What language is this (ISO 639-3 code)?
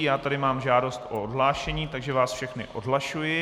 ces